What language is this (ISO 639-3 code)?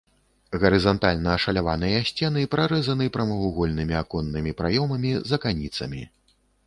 bel